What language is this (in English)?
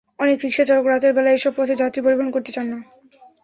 Bangla